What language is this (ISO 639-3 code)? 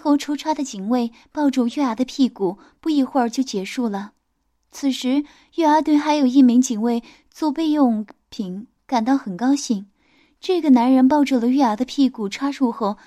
zho